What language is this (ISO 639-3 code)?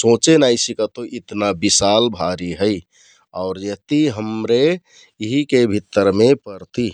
tkt